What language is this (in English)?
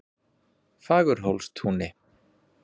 Icelandic